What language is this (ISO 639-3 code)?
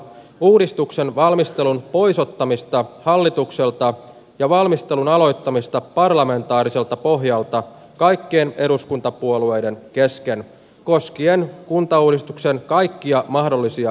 fin